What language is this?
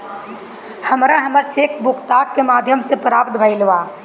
Bhojpuri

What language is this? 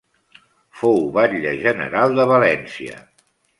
Catalan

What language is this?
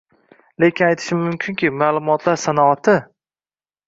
Uzbek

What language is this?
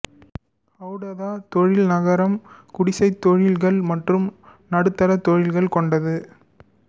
Tamil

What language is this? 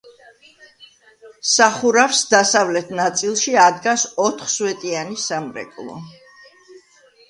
Georgian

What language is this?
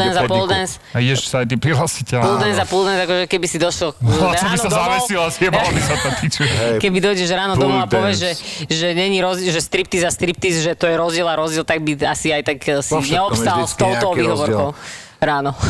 Slovak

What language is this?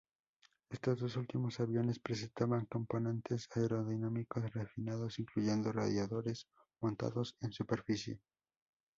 Spanish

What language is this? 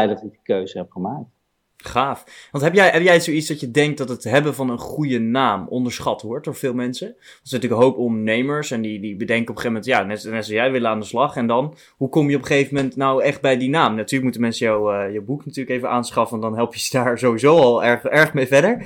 Dutch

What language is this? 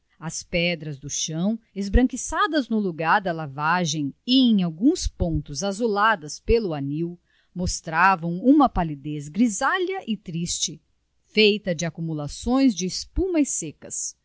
Portuguese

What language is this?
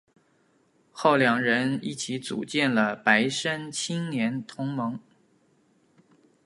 Chinese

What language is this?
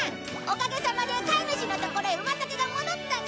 Japanese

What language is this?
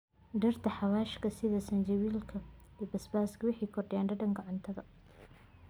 Somali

